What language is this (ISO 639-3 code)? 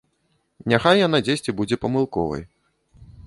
bel